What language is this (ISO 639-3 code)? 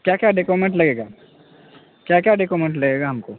urd